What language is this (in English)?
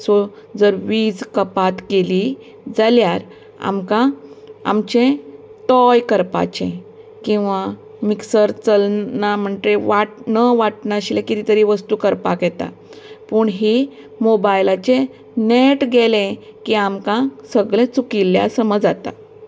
Konkani